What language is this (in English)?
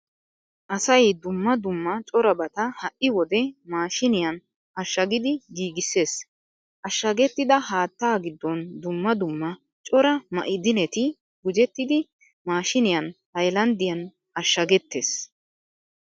Wolaytta